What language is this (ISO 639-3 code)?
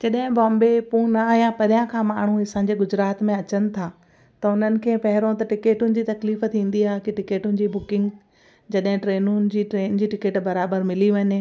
snd